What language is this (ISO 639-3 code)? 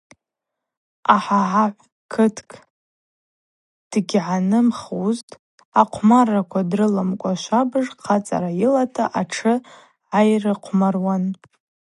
abq